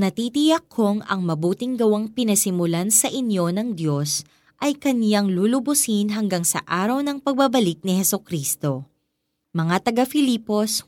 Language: Filipino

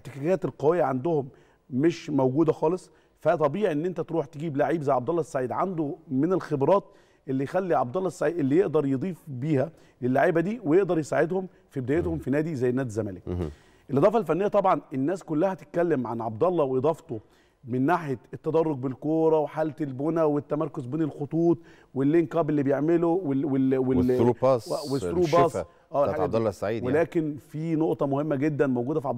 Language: Arabic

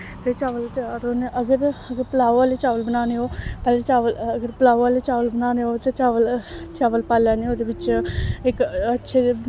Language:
Dogri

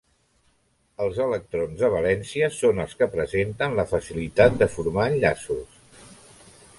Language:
Catalan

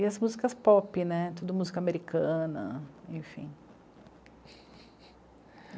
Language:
Portuguese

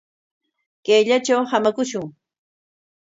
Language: Corongo Ancash Quechua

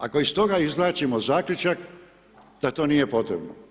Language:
Croatian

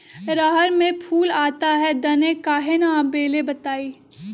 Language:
Magahi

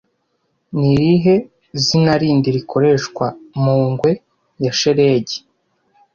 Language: Kinyarwanda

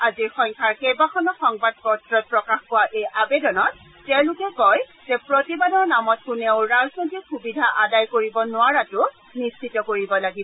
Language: Assamese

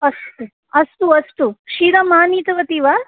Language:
Sanskrit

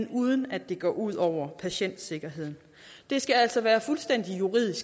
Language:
Danish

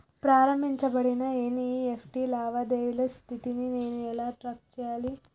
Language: Telugu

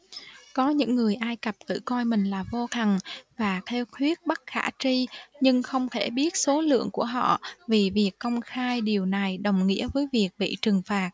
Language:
Vietnamese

